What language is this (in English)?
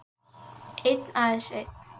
Icelandic